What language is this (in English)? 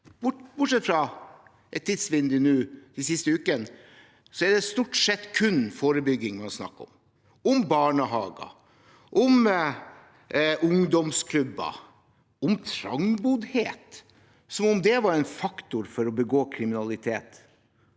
Norwegian